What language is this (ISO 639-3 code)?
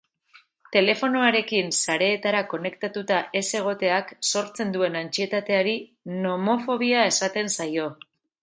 eus